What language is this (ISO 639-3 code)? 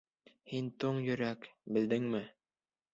bak